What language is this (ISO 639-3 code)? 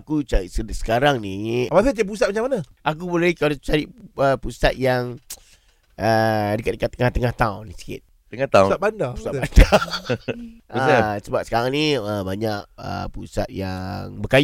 msa